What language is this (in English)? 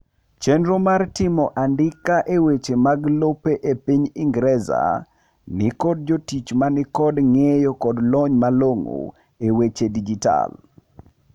Luo (Kenya and Tanzania)